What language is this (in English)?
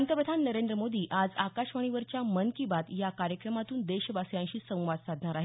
Marathi